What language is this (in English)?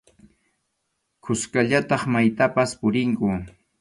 Arequipa-La Unión Quechua